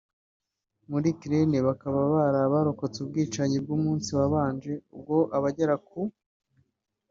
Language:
Kinyarwanda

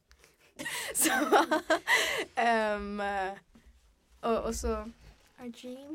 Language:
Swedish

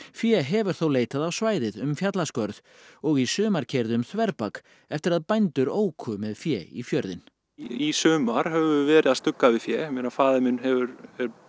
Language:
Icelandic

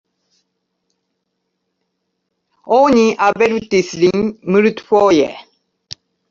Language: Esperanto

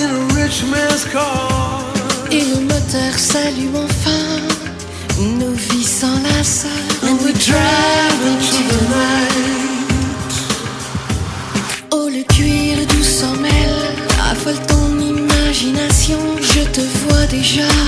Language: Hebrew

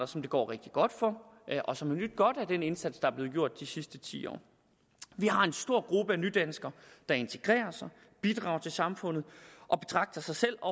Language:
Danish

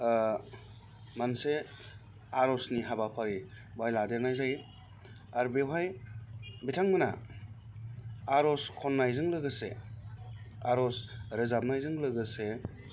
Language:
Bodo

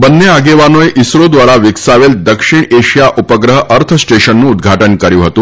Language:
Gujarati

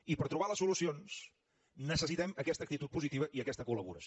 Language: Catalan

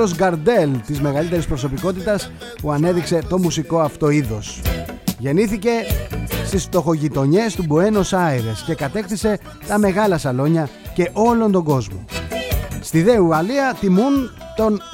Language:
Greek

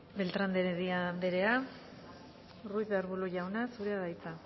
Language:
Basque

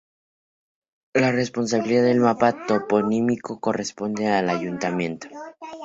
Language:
Spanish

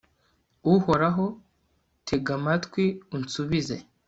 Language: Kinyarwanda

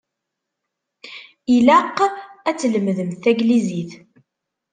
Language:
Kabyle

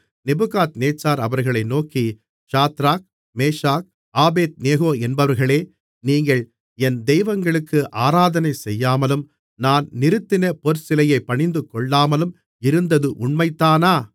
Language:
Tamil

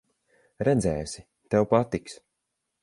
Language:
Latvian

